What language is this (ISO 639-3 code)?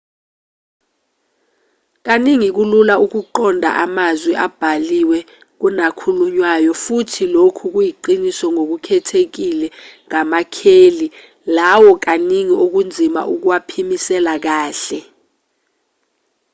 zul